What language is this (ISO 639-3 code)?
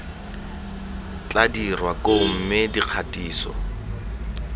tsn